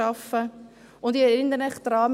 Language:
Swiss German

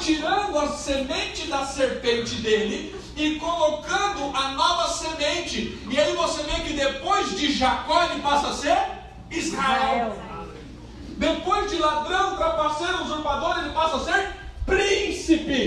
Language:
Portuguese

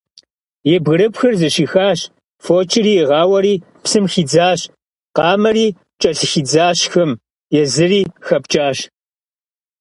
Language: Kabardian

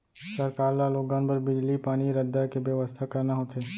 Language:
Chhattisgarhi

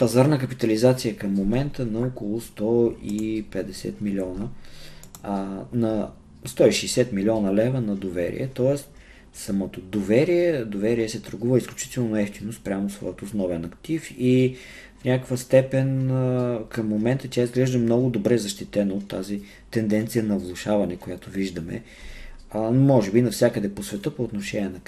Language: Bulgarian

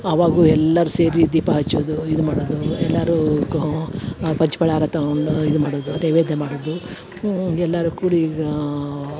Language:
Kannada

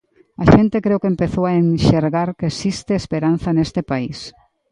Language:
Galician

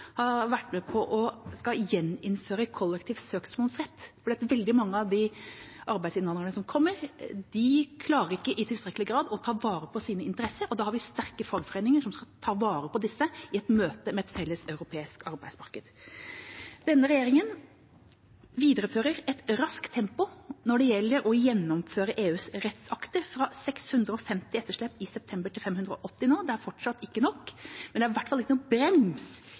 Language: Norwegian Bokmål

